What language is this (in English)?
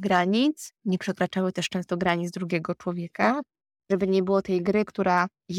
Polish